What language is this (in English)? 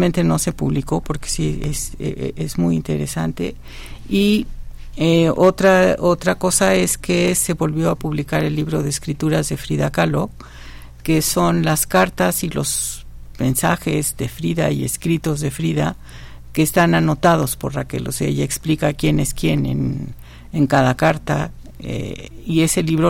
Spanish